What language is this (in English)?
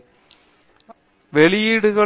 Tamil